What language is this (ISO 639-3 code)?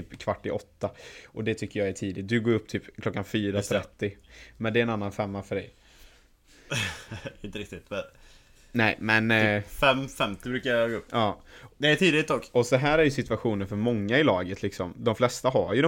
swe